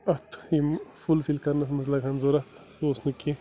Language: Kashmiri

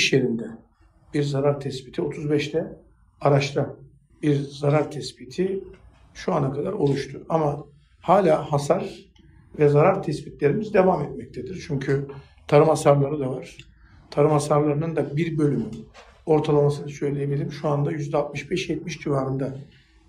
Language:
Turkish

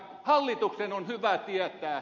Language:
Finnish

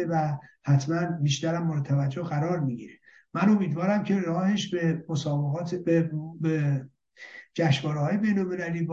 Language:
Persian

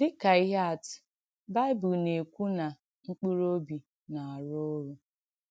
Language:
Igbo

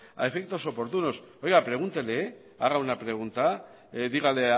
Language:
Spanish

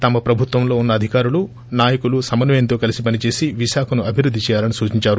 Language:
Telugu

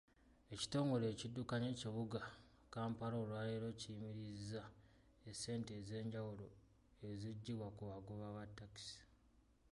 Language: Ganda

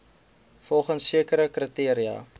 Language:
Afrikaans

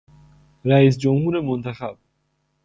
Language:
Persian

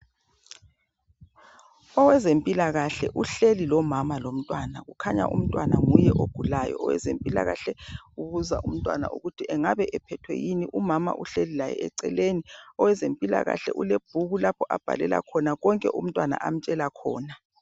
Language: North Ndebele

